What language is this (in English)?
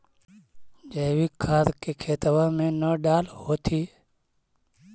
Magahi